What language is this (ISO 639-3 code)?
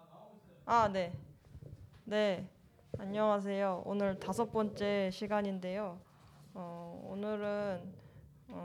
kor